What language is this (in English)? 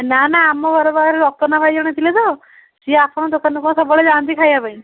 Odia